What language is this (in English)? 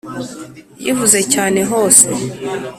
Kinyarwanda